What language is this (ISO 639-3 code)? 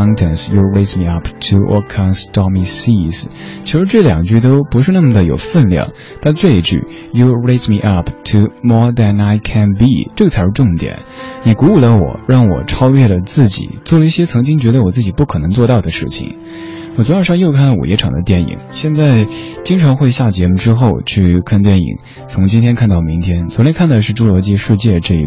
zho